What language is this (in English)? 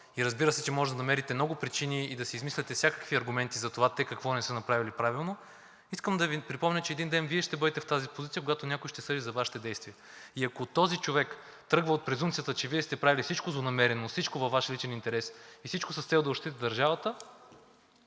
Bulgarian